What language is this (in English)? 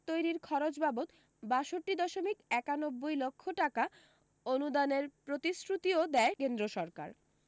Bangla